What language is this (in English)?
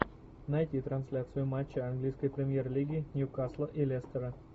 Russian